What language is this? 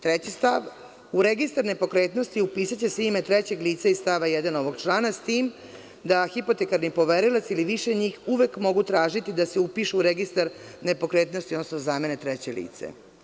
Serbian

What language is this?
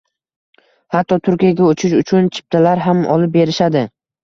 Uzbek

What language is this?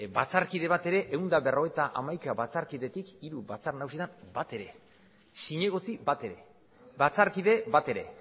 Basque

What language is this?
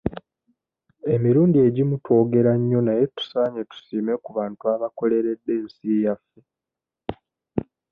Ganda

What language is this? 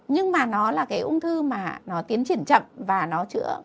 Vietnamese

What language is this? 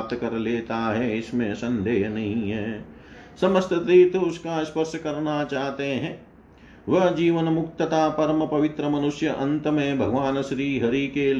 Hindi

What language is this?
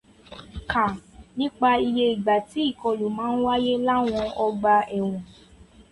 Yoruba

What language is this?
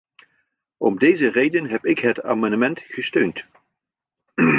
Dutch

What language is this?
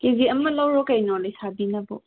Manipuri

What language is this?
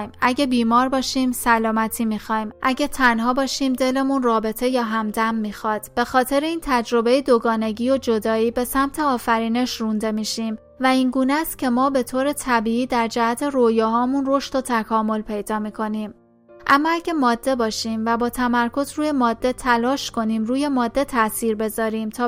Persian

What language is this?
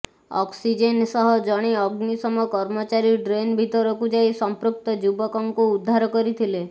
Odia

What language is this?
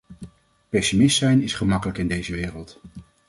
Dutch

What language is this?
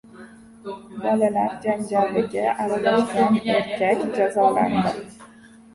Uzbek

